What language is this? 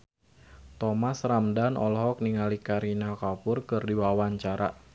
Sundanese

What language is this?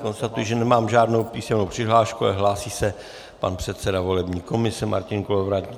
Czech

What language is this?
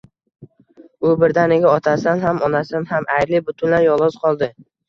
Uzbek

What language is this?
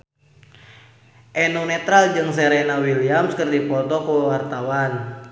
Sundanese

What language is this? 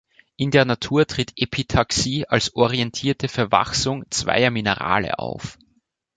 German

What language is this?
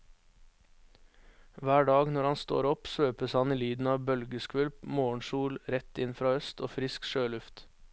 Norwegian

